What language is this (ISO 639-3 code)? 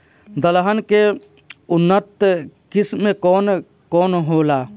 bho